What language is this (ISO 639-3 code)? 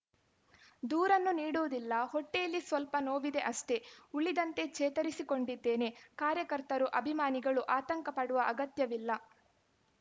kan